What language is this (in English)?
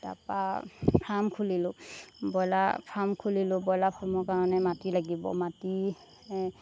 Assamese